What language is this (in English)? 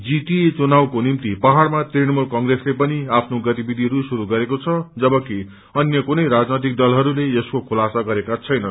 Nepali